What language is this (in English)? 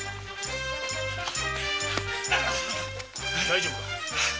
Japanese